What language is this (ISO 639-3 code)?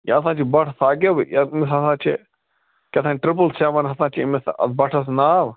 kas